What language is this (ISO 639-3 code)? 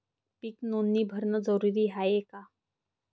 mar